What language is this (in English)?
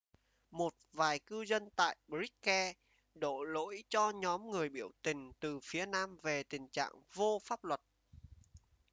Vietnamese